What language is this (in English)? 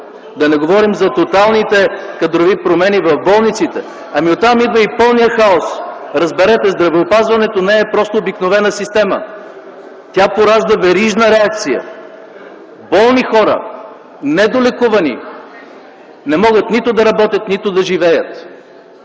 Bulgarian